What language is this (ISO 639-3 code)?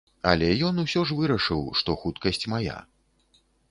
bel